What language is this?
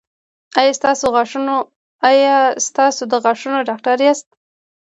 Pashto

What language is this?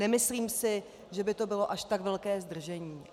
Czech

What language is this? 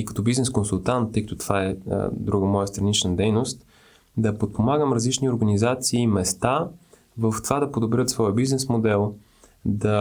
Bulgarian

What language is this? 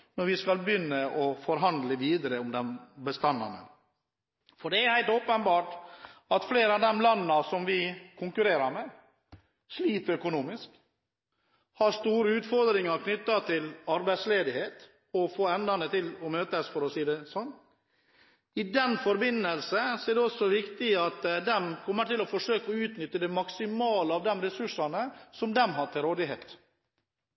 Norwegian Bokmål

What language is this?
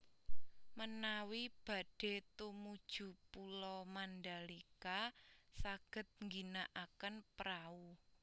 Javanese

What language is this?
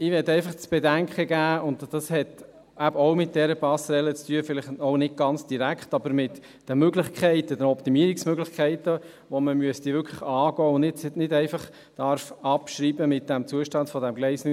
Swiss German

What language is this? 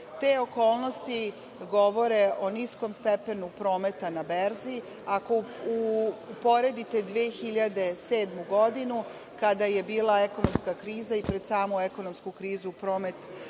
Serbian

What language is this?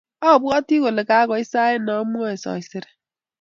Kalenjin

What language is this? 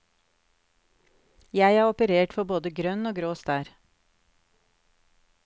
Norwegian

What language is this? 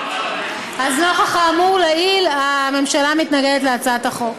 Hebrew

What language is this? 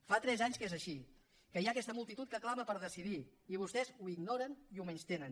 Catalan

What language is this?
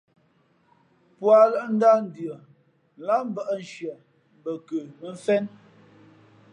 Fe'fe'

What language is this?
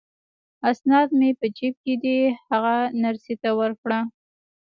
Pashto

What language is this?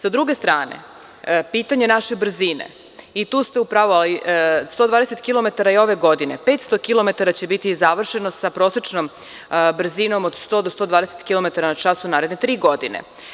Serbian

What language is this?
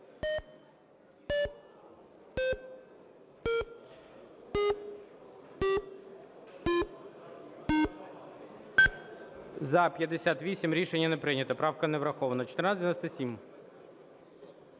Ukrainian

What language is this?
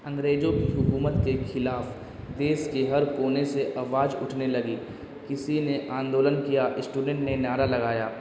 Urdu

